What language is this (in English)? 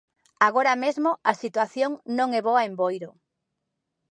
Galician